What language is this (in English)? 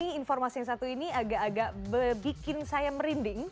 Indonesian